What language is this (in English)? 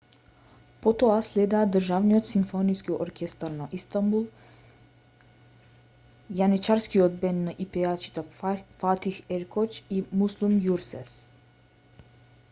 Macedonian